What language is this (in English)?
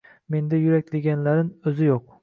Uzbek